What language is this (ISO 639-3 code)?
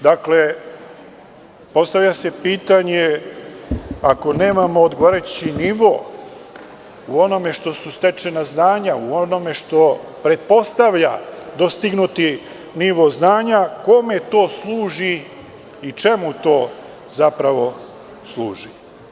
srp